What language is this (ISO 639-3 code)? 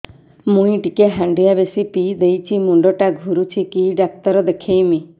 ori